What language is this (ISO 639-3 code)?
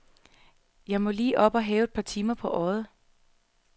dan